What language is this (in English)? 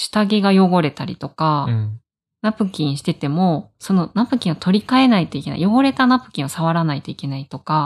Japanese